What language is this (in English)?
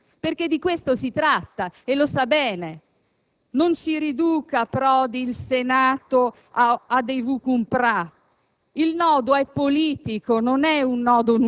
Italian